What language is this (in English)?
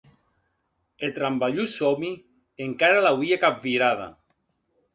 Occitan